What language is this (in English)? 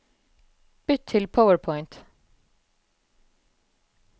Norwegian